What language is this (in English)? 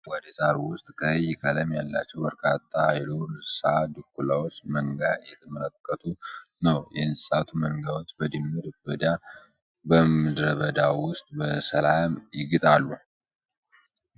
Amharic